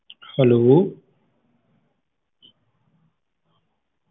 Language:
Punjabi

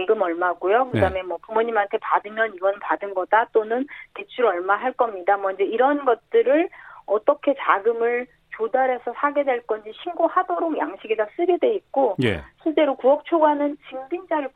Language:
Korean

